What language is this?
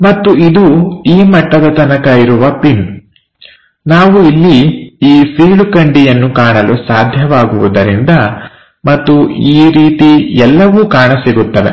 Kannada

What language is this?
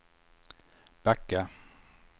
Swedish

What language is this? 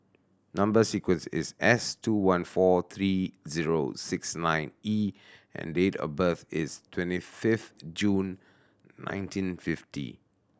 English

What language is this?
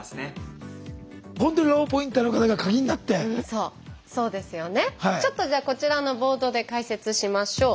Japanese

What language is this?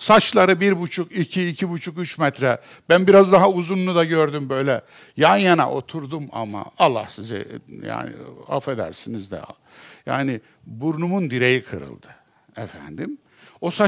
Turkish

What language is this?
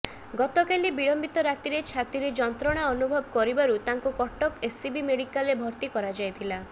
Odia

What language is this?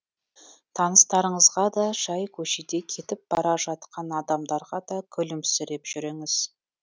Kazakh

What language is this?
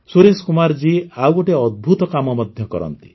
Odia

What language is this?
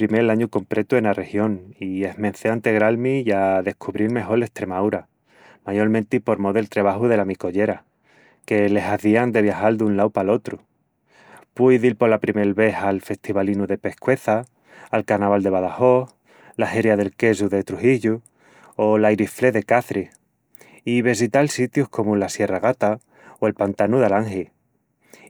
Extremaduran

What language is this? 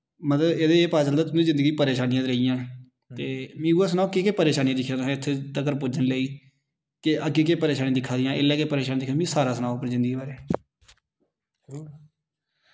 Dogri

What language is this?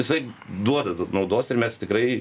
Lithuanian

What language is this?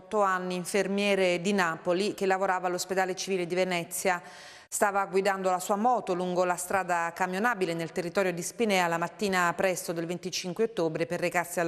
Italian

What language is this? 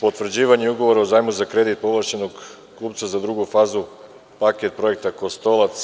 Serbian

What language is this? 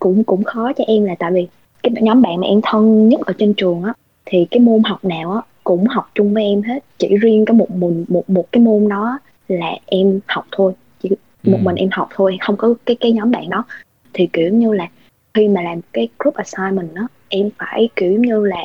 Vietnamese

